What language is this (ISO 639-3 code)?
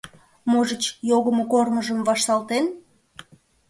chm